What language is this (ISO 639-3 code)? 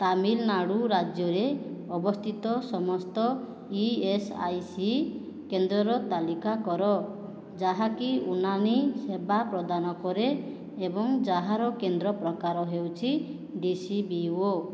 ori